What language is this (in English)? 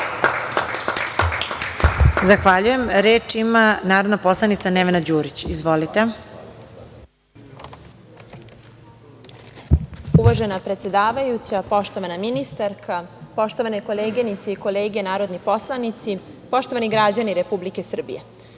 Serbian